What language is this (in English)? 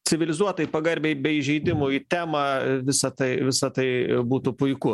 Lithuanian